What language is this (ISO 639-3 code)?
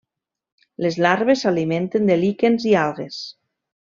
cat